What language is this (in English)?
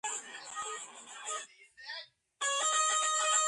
Georgian